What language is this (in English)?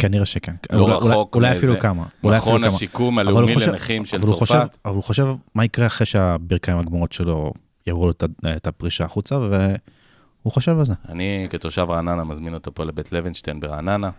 Hebrew